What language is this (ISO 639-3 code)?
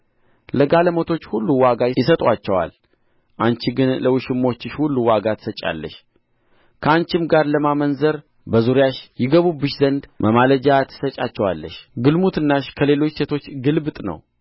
amh